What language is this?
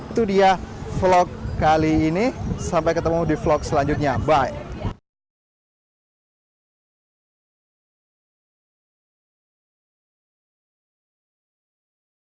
Indonesian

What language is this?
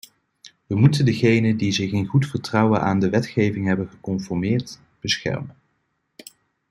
Dutch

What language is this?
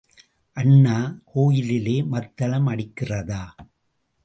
Tamil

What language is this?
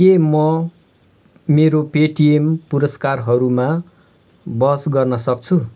Nepali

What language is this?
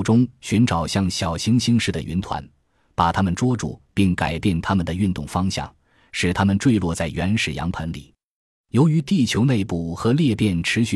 Chinese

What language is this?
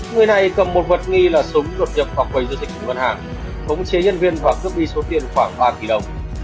Vietnamese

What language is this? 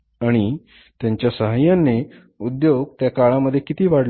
Marathi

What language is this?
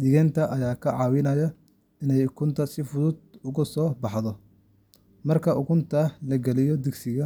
Somali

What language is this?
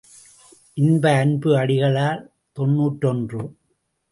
Tamil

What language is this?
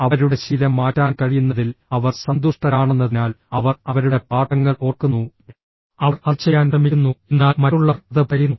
Malayalam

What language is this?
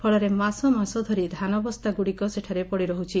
Odia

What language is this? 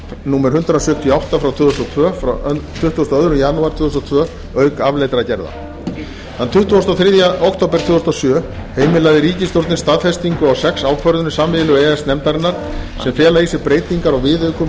Icelandic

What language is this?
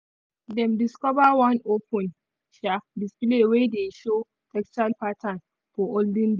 Nigerian Pidgin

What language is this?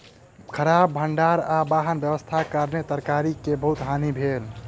Maithili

